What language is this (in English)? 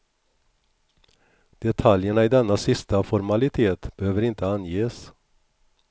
Swedish